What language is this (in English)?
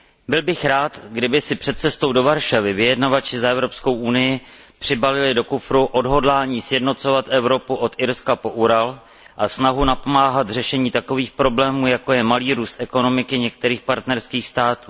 Czech